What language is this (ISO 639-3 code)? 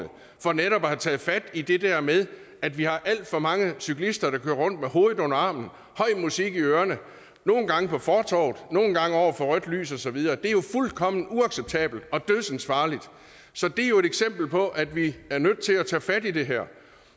dan